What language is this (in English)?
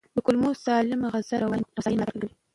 Pashto